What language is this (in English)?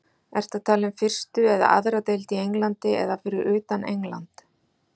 Icelandic